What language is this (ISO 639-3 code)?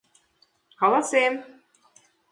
chm